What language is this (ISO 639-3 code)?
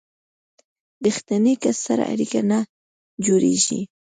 pus